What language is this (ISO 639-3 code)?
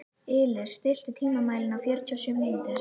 isl